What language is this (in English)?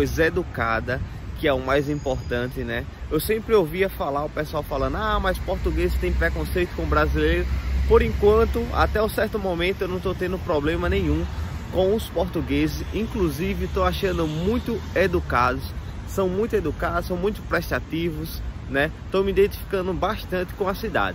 Portuguese